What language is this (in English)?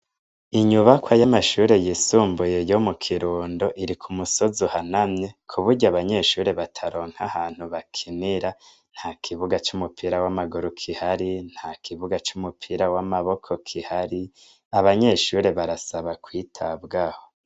Rundi